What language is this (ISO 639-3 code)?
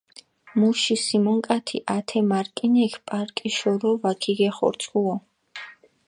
xmf